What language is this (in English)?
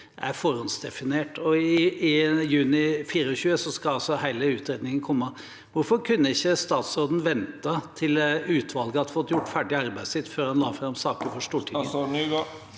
Norwegian